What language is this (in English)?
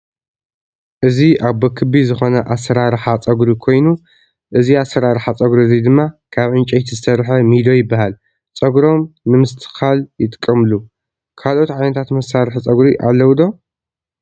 Tigrinya